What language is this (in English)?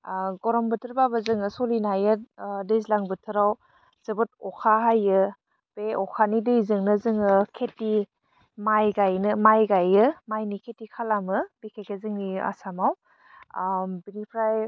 Bodo